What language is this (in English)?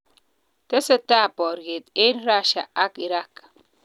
Kalenjin